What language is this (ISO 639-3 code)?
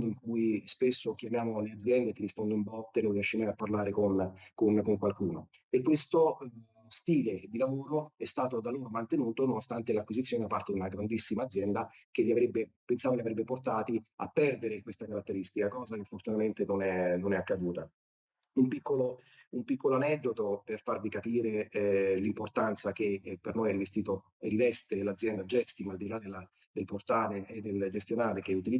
ita